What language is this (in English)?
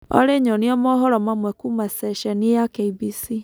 Kikuyu